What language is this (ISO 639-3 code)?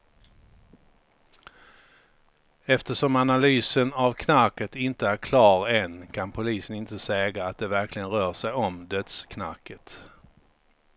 swe